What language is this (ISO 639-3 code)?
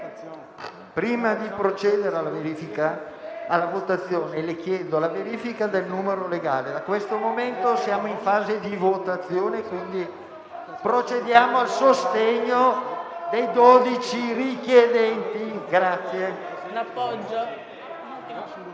ita